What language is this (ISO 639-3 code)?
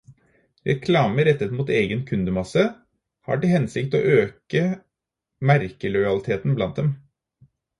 nob